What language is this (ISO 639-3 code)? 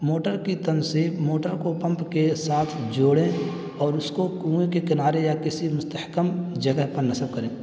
urd